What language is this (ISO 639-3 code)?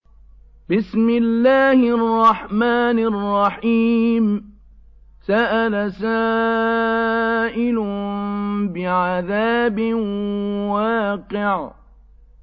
ara